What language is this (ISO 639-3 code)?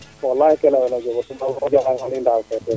srr